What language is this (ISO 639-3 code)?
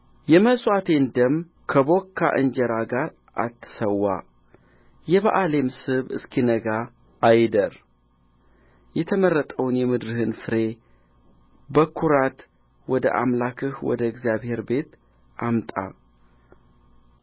amh